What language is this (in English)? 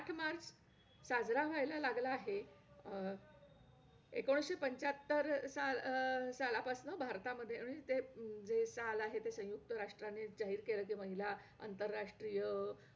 Marathi